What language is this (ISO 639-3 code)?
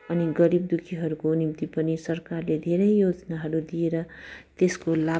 nep